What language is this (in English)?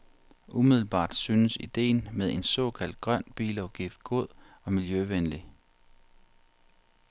Danish